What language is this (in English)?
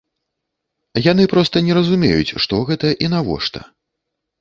Belarusian